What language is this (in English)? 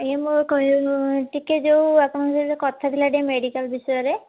Odia